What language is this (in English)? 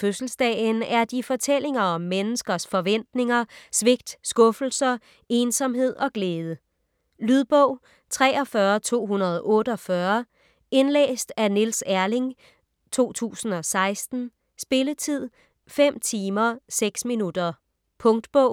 Danish